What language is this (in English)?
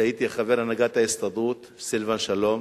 Hebrew